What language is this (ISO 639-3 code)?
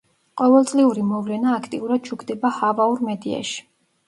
kat